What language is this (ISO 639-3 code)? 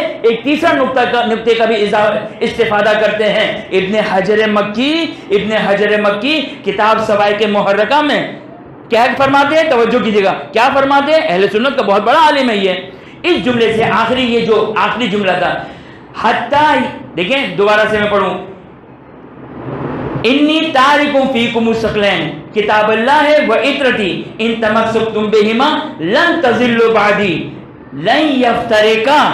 hin